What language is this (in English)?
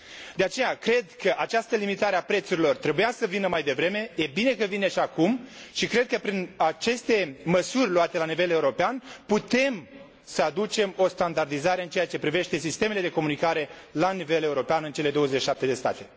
Romanian